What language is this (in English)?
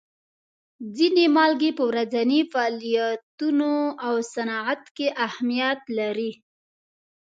Pashto